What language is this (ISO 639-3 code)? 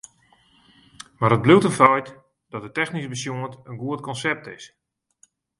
fry